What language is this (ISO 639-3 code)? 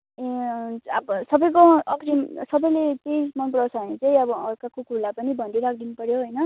nep